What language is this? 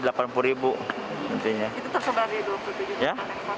Indonesian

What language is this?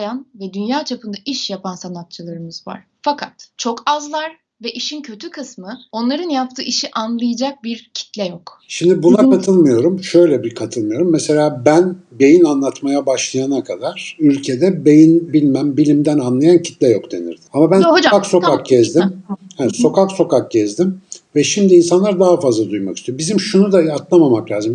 Turkish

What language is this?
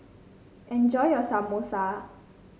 English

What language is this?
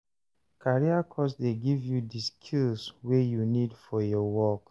Nigerian Pidgin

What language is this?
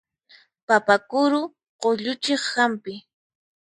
Puno Quechua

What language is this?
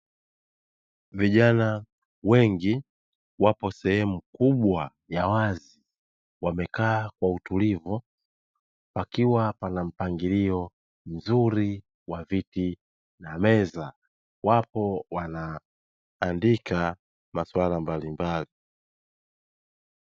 Swahili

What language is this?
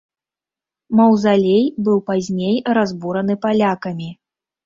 Belarusian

